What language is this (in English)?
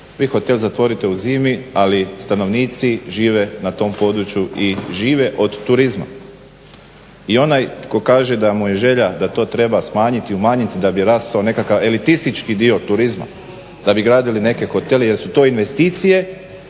Croatian